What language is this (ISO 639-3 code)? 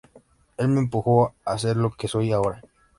spa